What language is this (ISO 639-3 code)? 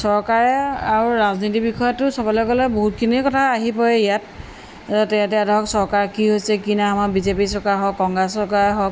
asm